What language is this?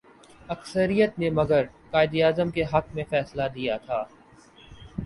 Urdu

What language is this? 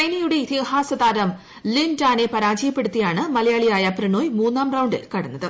Malayalam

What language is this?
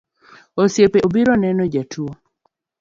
Luo (Kenya and Tanzania)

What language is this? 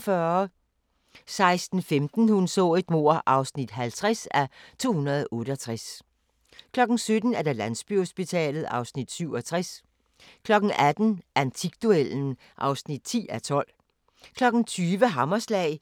Danish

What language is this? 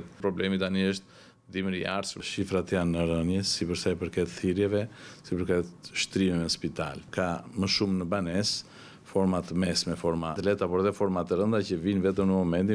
Romanian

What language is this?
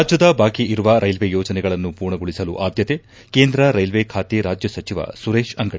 Kannada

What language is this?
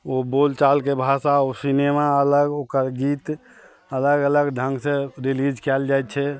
Maithili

